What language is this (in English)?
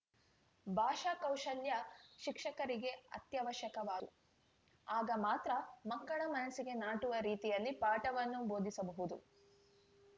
Kannada